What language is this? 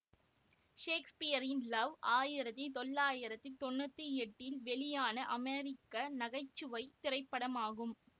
Tamil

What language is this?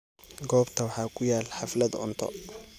Somali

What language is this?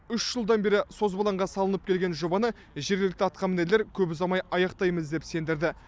Kazakh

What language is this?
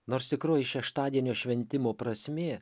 Lithuanian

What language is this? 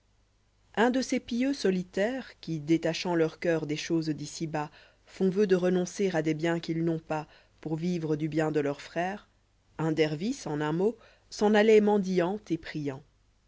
French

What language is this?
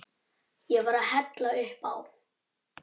Icelandic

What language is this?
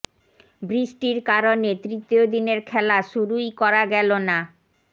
Bangla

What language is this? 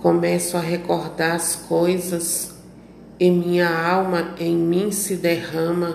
Portuguese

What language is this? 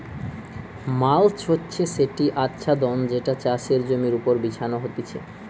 Bangla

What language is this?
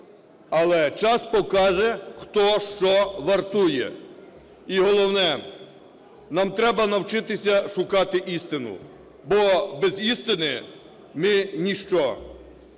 Ukrainian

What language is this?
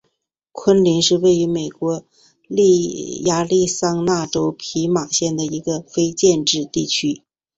Chinese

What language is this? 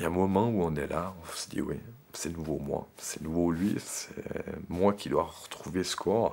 French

